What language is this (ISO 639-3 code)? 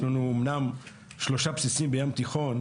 heb